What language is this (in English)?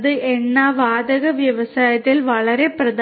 Malayalam